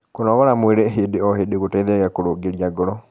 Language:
Kikuyu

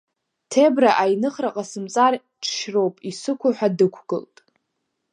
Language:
Abkhazian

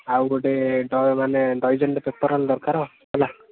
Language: Odia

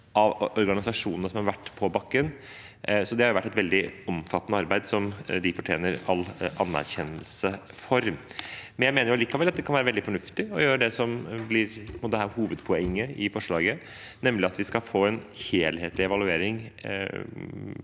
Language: Norwegian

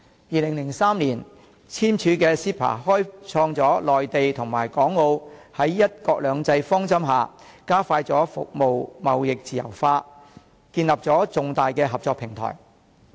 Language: Cantonese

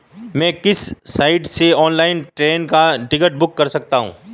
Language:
Hindi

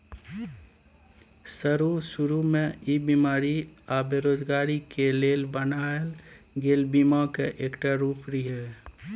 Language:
Maithili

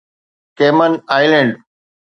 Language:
Sindhi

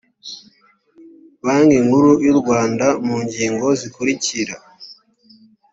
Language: Kinyarwanda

